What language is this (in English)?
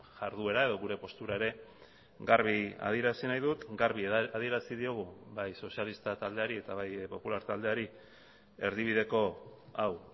Basque